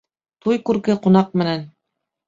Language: Bashkir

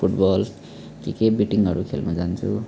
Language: Nepali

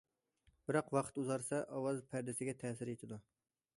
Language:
Uyghur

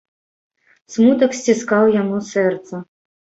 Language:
Belarusian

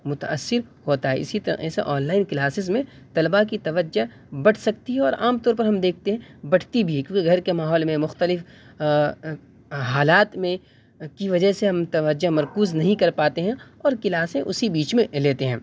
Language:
Urdu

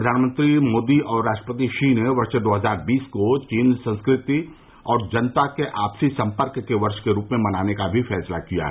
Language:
Hindi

